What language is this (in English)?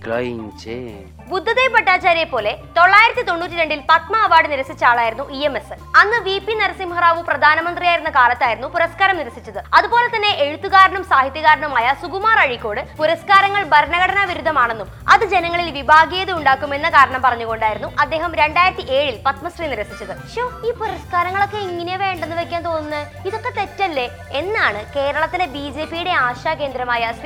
Malayalam